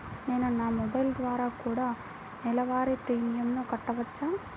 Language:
Telugu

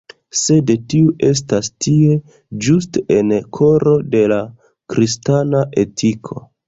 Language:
Esperanto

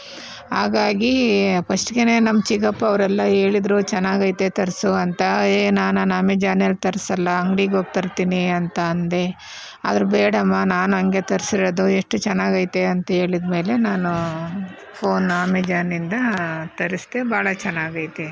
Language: Kannada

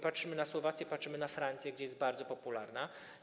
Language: Polish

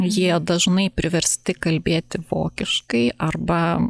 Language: Lithuanian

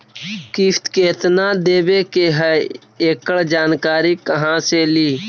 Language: Magahi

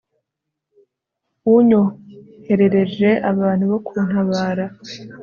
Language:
Kinyarwanda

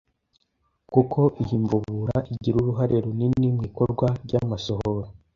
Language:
Kinyarwanda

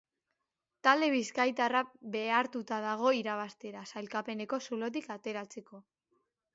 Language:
Basque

